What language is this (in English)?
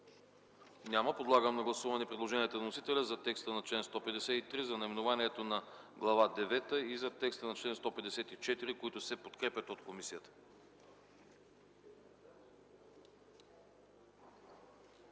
Bulgarian